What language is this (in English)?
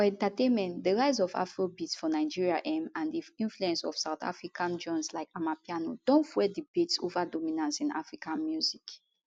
Nigerian Pidgin